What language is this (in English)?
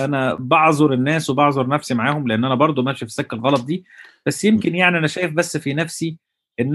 Arabic